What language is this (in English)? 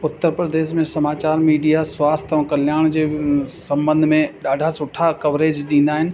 Sindhi